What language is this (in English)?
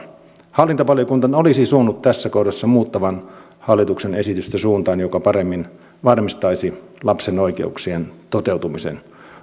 Finnish